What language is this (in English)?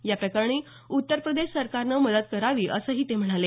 Marathi